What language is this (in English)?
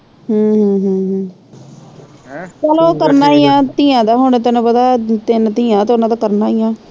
Punjabi